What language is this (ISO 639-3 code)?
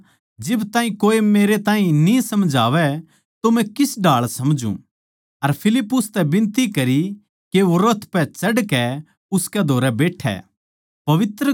bgc